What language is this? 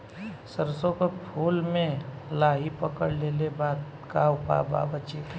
Bhojpuri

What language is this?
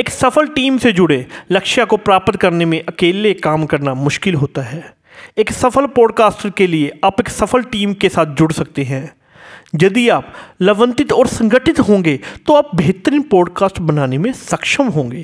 Hindi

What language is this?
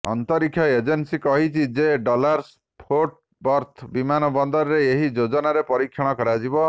Odia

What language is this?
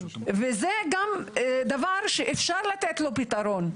Hebrew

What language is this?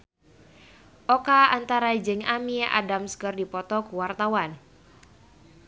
Sundanese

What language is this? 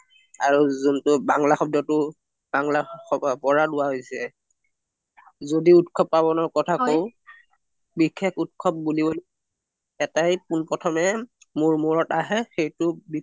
Assamese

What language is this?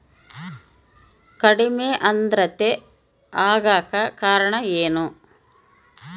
Kannada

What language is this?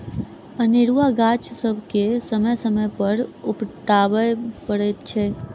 Maithili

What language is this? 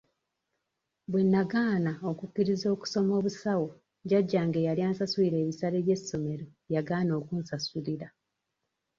Ganda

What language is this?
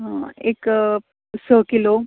Konkani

